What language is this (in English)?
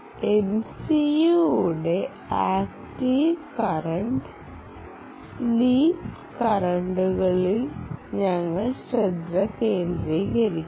Malayalam